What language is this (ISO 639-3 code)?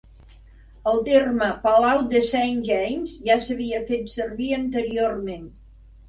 cat